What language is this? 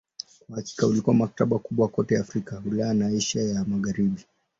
Swahili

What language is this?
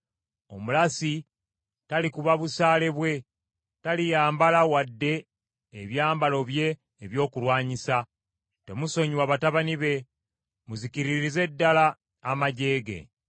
Ganda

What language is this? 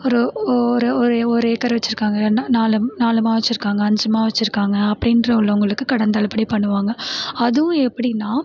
Tamil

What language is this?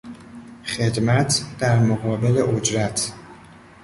Persian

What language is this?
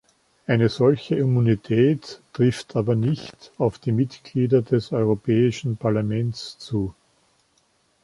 German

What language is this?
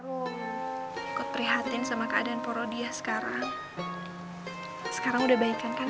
Indonesian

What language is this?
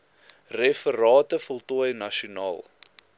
Afrikaans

